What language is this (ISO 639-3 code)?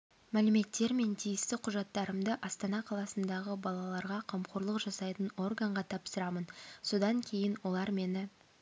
kaz